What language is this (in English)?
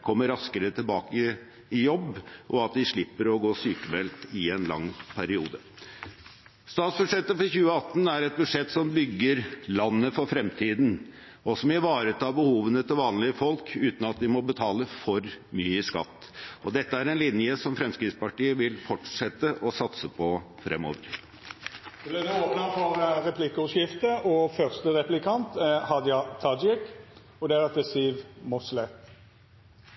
Norwegian